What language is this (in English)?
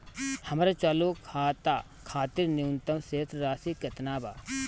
Bhojpuri